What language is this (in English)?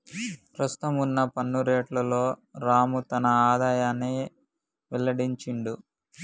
Telugu